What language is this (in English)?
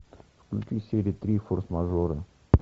Russian